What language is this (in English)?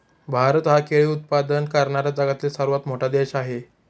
Marathi